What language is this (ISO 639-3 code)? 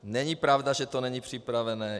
ces